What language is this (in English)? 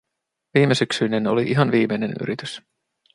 Finnish